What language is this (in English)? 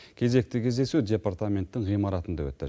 Kazakh